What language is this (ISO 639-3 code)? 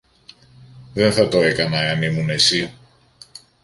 ell